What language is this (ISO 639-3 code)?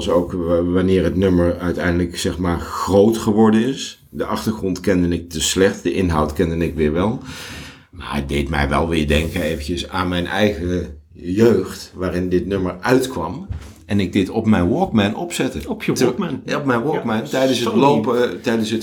nld